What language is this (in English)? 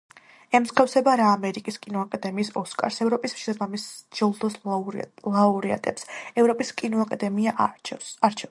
Georgian